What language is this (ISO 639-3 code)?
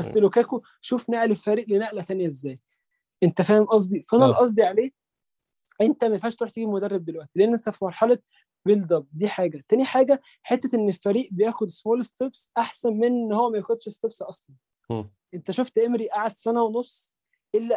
ara